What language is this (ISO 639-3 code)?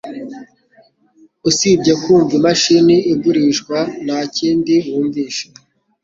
kin